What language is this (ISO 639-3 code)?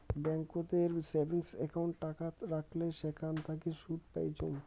ben